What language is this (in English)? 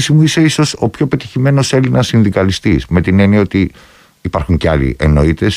Greek